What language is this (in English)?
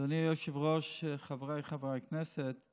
Hebrew